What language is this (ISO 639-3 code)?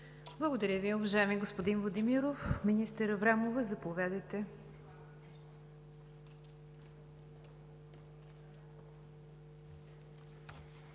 bul